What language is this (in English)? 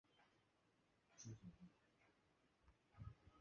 Chinese